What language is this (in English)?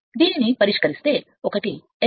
Telugu